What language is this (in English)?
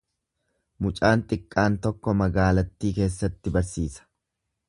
Oromo